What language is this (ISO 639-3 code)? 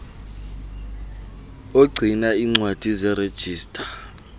xho